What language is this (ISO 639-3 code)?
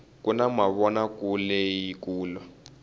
tso